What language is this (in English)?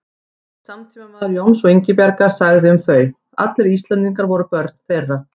Icelandic